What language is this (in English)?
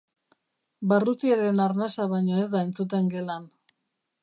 Basque